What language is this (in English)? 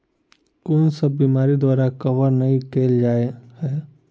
Maithili